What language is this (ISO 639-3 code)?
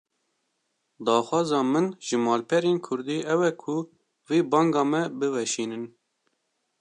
kur